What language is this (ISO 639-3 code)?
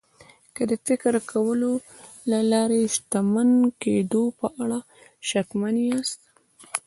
pus